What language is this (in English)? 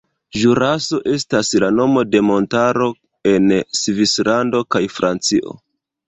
Esperanto